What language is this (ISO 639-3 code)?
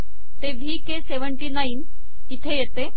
mar